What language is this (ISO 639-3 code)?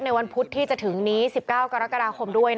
tha